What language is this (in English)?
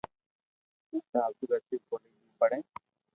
Loarki